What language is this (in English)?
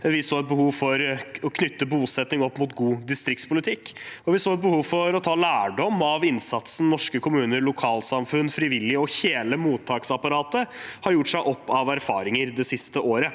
Norwegian